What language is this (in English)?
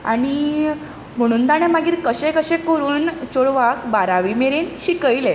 Konkani